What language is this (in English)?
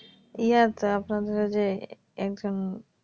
Bangla